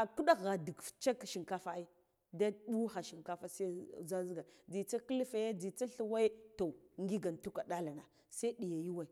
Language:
Guduf-Gava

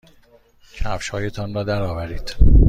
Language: Persian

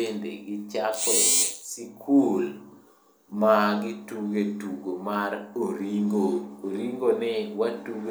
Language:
Luo (Kenya and Tanzania)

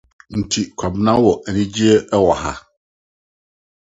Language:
Akan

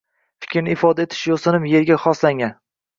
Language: Uzbek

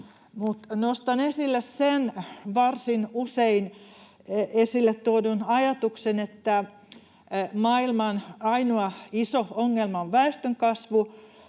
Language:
Finnish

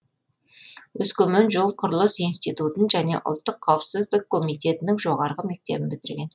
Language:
Kazakh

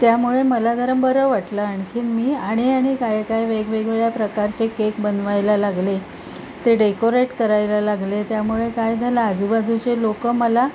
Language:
Marathi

